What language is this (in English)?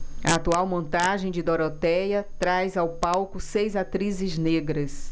Portuguese